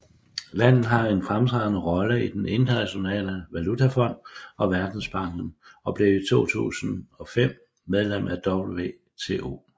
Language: Danish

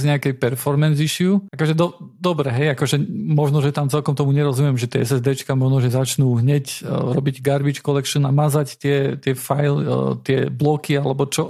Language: Slovak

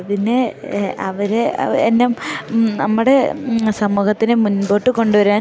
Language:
Malayalam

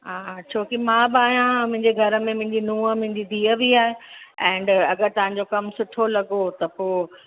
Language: Sindhi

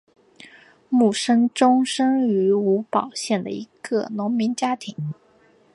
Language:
Chinese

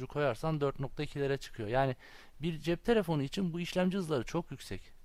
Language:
Turkish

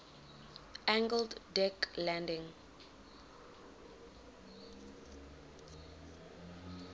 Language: English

